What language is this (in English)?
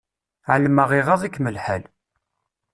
Kabyle